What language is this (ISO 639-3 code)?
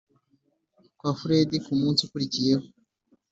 kin